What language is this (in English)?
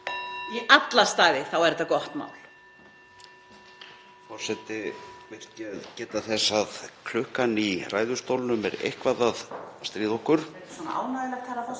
Icelandic